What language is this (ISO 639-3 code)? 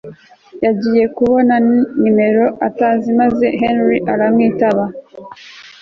kin